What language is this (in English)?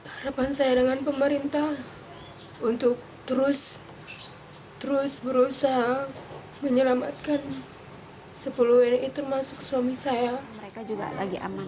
Indonesian